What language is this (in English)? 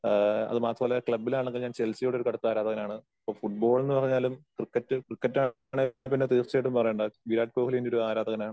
Malayalam